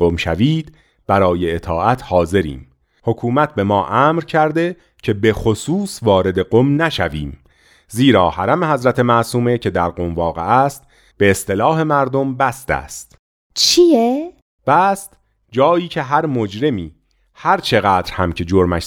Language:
Persian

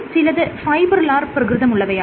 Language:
Malayalam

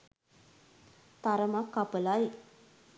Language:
Sinhala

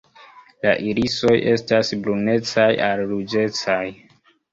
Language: Esperanto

